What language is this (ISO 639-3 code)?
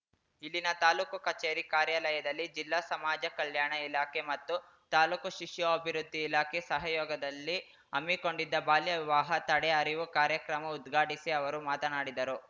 kan